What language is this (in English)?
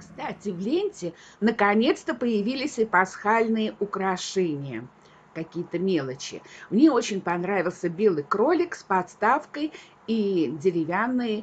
Russian